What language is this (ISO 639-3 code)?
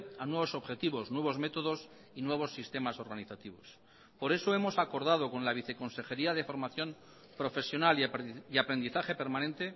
spa